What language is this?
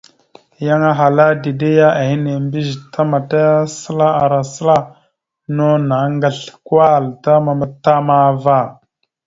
Mada (Cameroon)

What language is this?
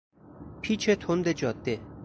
Persian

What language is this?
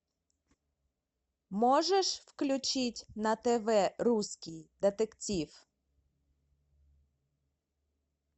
Russian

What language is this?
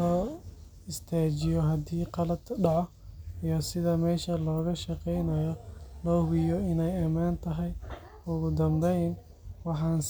Somali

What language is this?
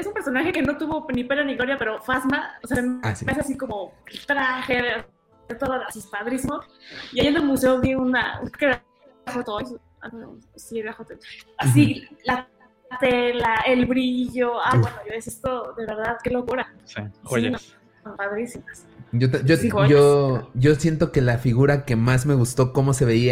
Spanish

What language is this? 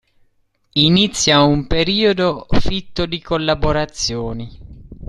Italian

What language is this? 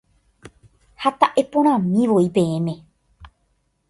Guarani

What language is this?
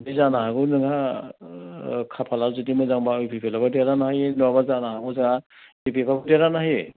Bodo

